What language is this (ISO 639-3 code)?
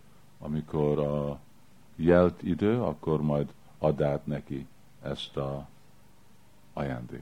hun